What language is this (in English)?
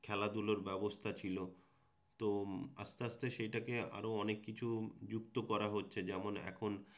Bangla